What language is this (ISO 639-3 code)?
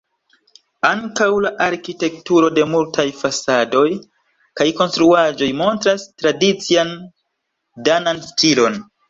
epo